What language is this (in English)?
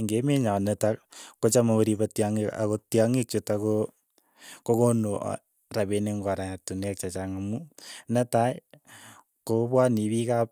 Keiyo